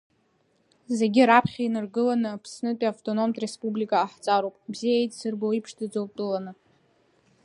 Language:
Abkhazian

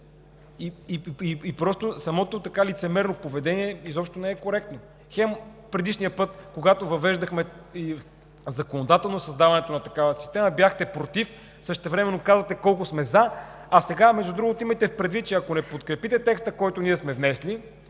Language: Bulgarian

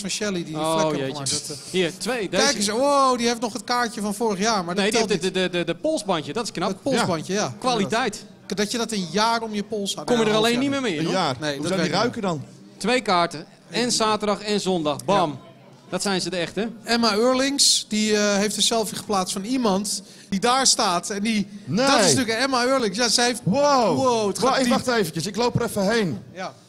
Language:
Dutch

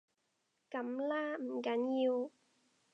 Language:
Cantonese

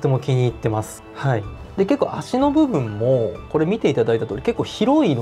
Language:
Japanese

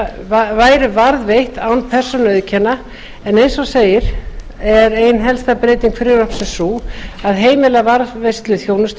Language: Icelandic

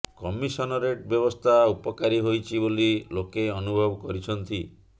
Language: Odia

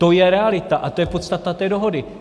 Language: Czech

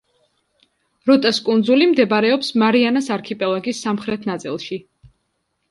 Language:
Georgian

